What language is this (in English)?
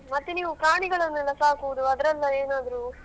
Kannada